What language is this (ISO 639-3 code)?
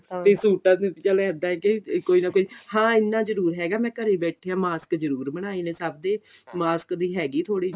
pan